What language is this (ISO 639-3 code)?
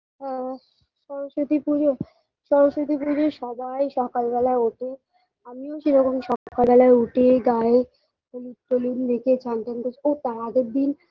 ben